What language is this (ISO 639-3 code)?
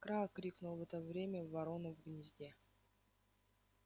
rus